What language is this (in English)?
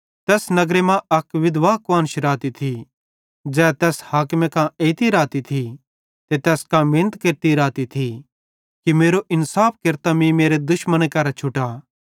Bhadrawahi